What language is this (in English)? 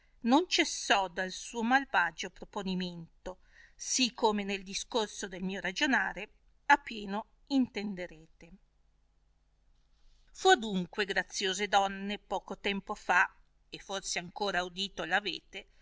Italian